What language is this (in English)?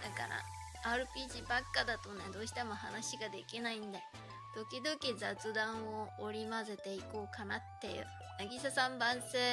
Japanese